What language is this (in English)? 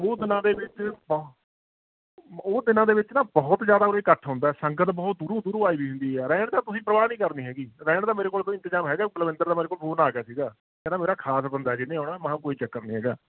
Punjabi